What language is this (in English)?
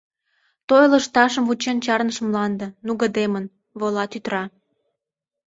Mari